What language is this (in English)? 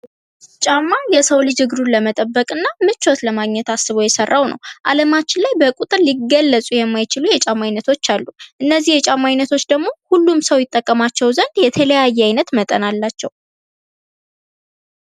Amharic